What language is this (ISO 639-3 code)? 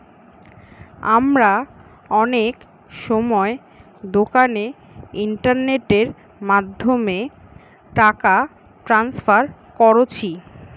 ben